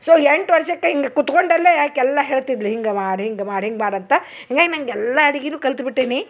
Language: Kannada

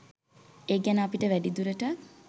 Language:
Sinhala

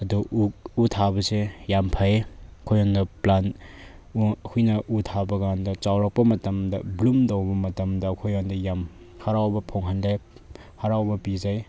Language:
Manipuri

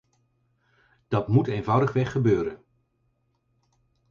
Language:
Dutch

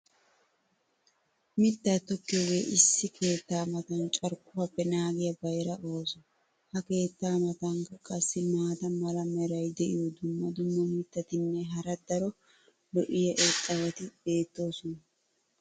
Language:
Wolaytta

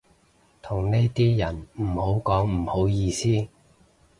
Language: Cantonese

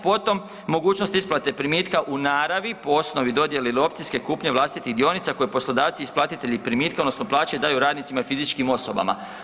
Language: Croatian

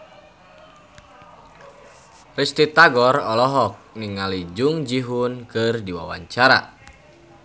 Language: Sundanese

